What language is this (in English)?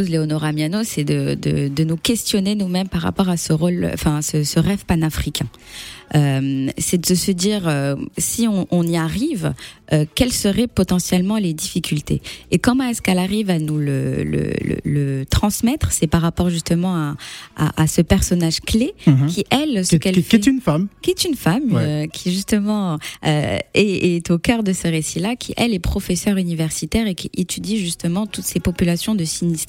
French